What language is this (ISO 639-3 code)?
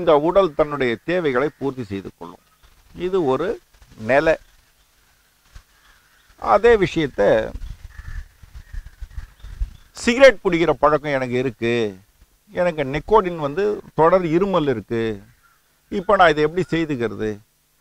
ron